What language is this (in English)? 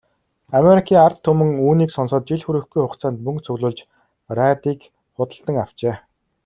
Mongolian